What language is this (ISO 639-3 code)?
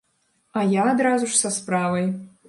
bel